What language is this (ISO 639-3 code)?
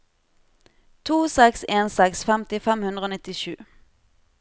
nor